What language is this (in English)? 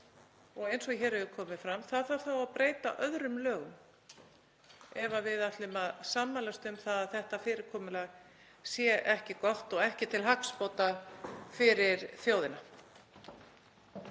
Icelandic